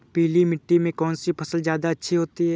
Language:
Hindi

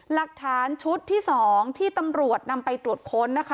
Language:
Thai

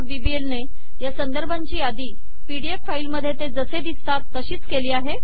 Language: Marathi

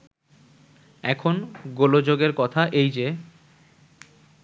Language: Bangla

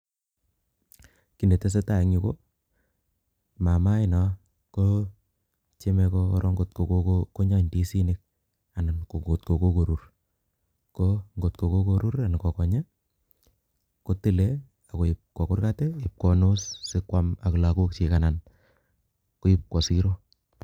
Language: Kalenjin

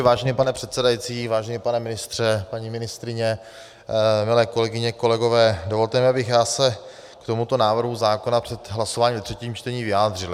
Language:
Czech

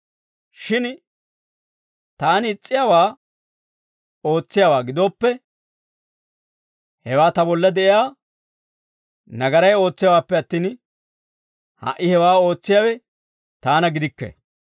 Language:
Dawro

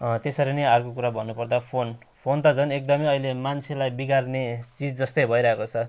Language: Nepali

